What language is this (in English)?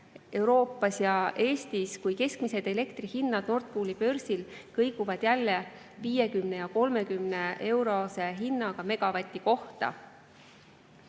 Estonian